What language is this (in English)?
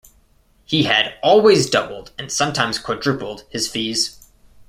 English